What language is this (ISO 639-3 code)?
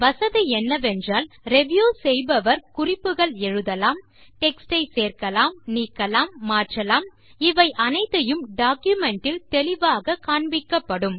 tam